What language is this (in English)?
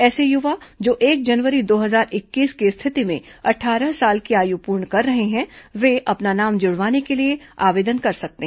Hindi